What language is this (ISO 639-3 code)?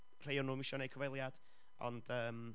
cym